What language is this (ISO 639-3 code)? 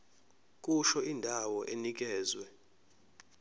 zul